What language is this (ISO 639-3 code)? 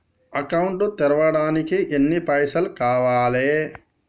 tel